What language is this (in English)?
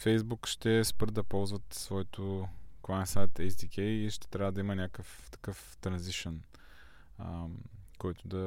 Bulgarian